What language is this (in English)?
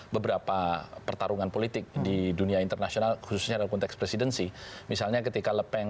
Indonesian